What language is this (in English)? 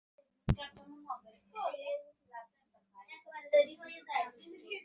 Bangla